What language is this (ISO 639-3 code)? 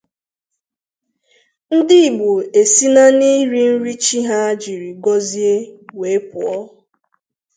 ibo